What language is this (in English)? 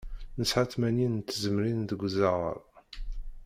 Kabyle